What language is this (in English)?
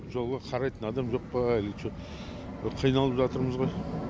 Kazakh